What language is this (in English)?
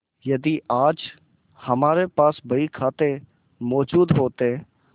Hindi